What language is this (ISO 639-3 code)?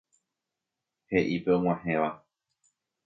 grn